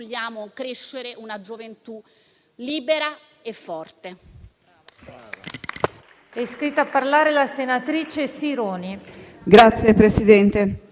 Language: Italian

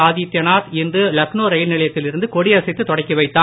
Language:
Tamil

